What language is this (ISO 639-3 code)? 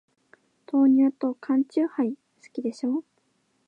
jpn